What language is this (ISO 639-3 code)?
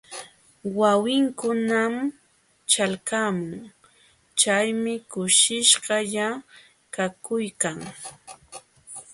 qxw